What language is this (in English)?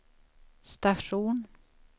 Swedish